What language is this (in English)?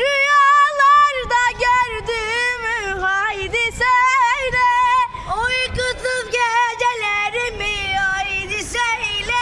Turkish